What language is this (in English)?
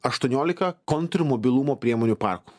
Lithuanian